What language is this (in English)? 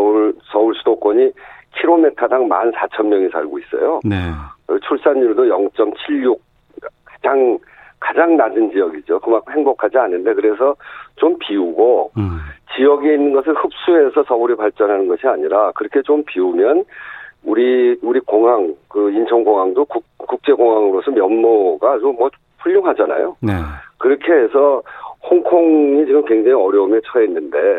Korean